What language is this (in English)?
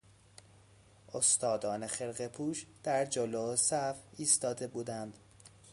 Persian